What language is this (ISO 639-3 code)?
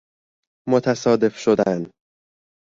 fas